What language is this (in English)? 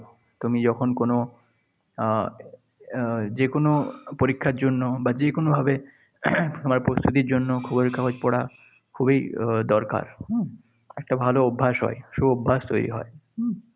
Bangla